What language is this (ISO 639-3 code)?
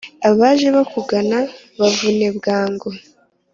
kin